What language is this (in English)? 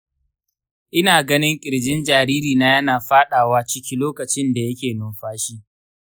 Hausa